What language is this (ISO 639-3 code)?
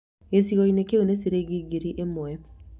kik